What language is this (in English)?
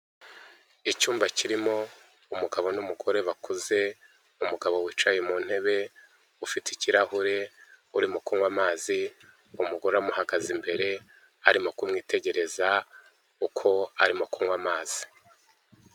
Kinyarwanda